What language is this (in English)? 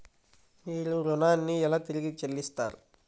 Telugu